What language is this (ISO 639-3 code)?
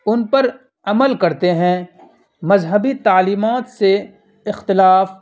urd